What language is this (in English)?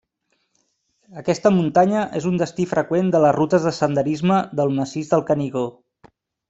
Catalan